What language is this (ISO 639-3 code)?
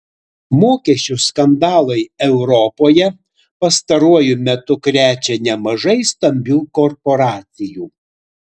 lit